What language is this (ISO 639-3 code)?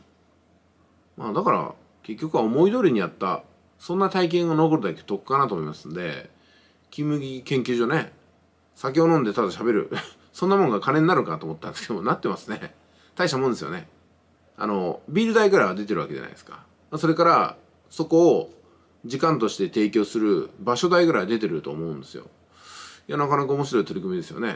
jpn